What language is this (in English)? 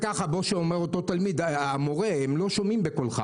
Hebrew